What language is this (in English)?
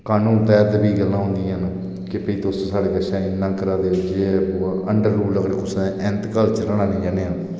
Dogri